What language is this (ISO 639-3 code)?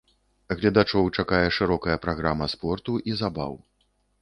bel